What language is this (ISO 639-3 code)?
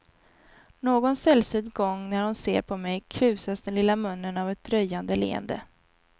swe